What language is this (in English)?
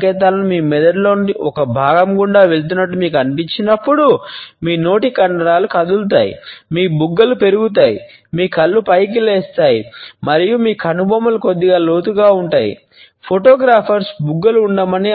Telugu